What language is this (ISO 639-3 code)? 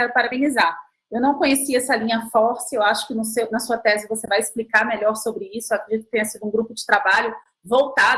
por